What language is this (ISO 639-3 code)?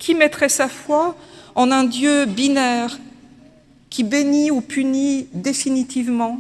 fra